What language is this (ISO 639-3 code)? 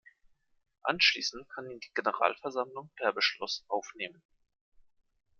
deu